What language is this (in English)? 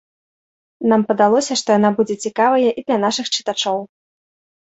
Belarusian